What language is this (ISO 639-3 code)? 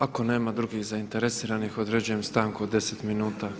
hrv